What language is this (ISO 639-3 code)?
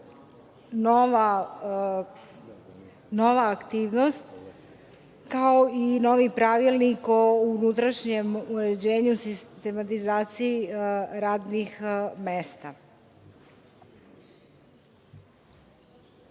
srp